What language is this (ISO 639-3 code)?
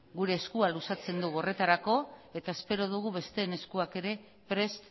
eus